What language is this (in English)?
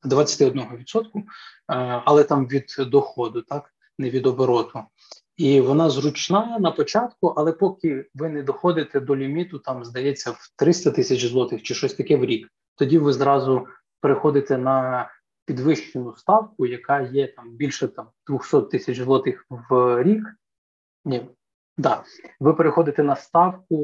Ukrainian